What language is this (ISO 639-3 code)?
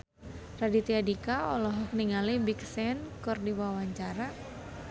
sun